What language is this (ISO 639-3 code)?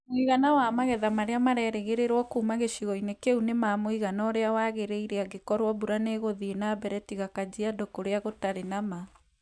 kik